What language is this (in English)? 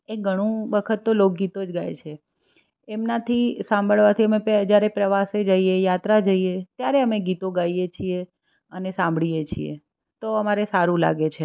Gujarati